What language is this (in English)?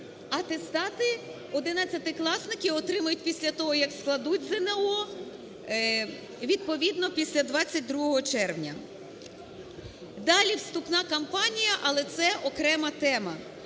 Ukrainian